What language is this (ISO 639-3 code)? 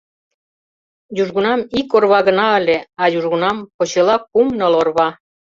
chm